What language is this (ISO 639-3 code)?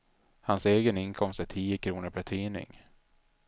swe